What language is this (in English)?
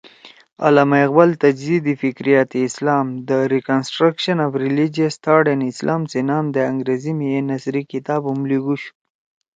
Torwali